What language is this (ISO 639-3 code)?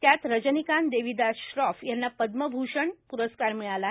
mar